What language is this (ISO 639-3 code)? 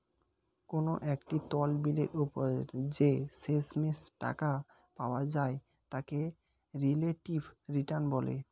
ben